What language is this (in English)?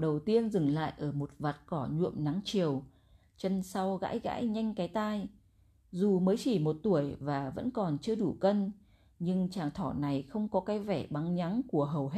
Vietnamese